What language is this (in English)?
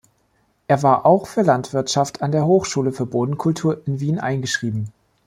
German